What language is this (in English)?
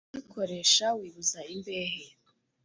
Kinyarwanda